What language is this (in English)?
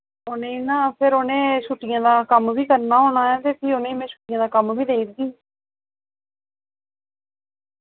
Dogri